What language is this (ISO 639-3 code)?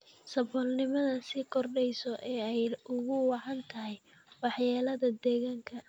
som